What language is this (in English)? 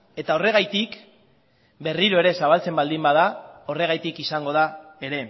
Basque